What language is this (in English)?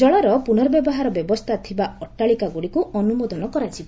Odia